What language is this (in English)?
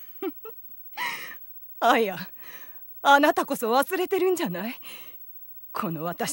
Japanese